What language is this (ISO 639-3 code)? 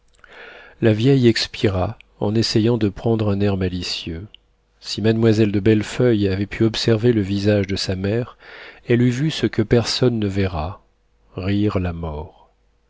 fra